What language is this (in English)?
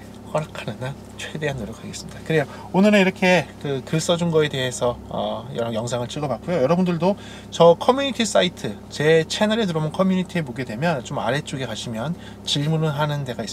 Korean